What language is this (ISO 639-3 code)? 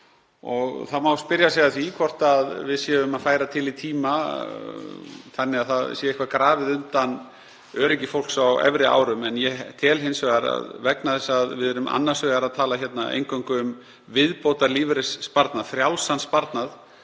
isl